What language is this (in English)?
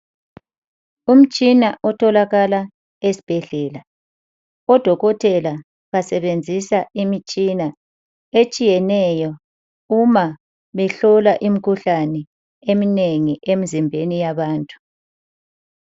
North Ndebele